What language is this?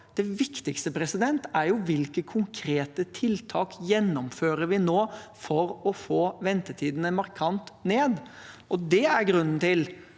Norwegian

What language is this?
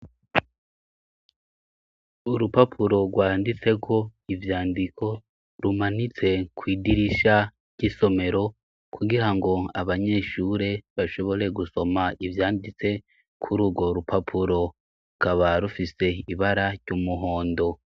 Rundi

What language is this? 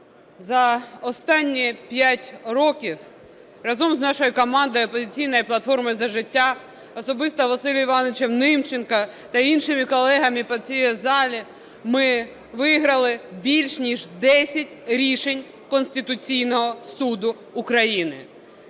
Ukrainian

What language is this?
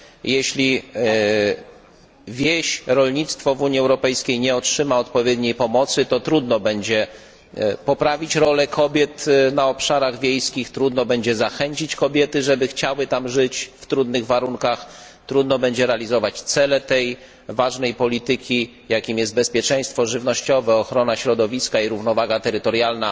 Polish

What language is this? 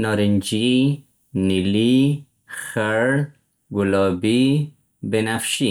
Central Pashto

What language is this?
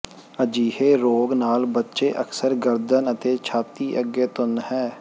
Punjabi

